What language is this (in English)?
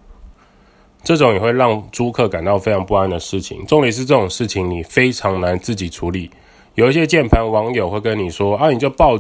Chinese